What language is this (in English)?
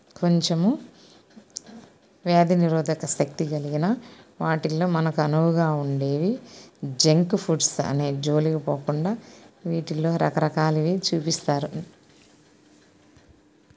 Telugu